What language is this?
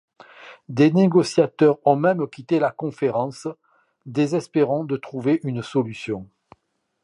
French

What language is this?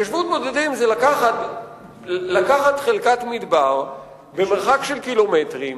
Hebrew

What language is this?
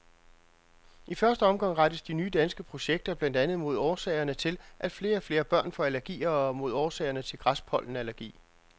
Danish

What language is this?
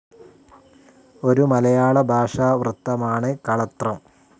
Malayalam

